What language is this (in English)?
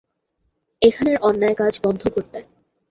Bangla